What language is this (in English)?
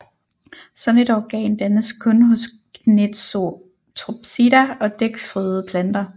Danish